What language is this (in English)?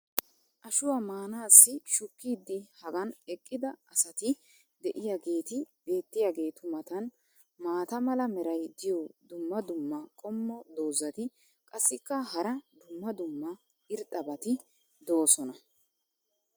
Wolaytta